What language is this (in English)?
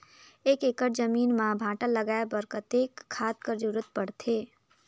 Chhattisgarhi